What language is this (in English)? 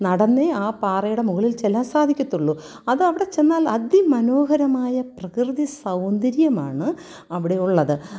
Malayalam